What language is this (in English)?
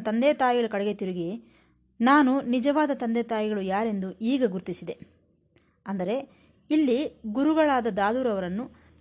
Kannada